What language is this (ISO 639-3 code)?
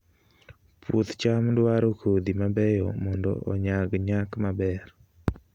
luo